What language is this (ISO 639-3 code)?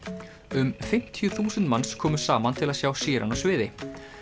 isl